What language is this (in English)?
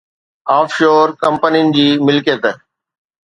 Sindhi